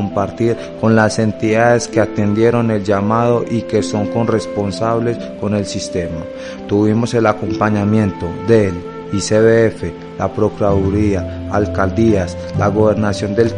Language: Spanish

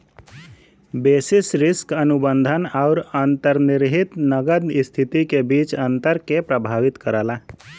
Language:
Bhojpuri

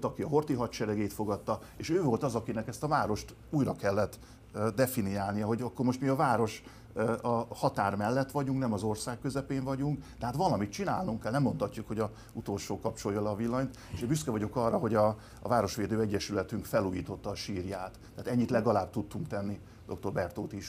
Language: Hungarian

